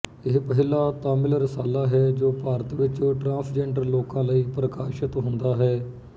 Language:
Punjabi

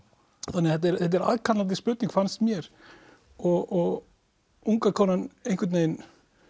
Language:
Icelandic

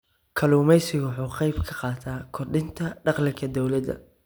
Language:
Somali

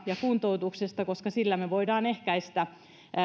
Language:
Finnish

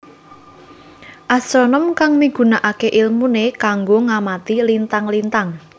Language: Javanese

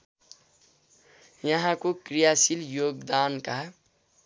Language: Nepali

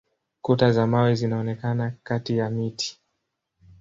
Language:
Swahili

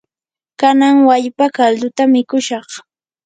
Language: Yanahuanca Pasco Quechua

